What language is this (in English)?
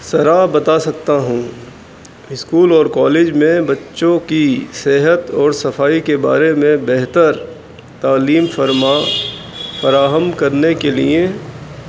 Urdu